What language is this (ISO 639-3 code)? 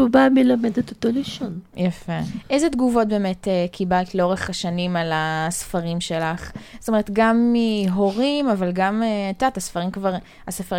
heb